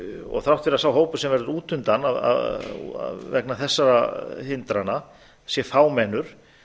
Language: Icelandic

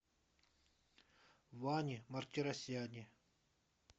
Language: Russian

